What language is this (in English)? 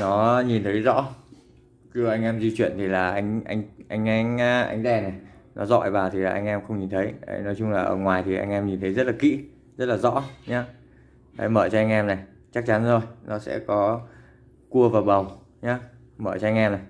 Vietnamese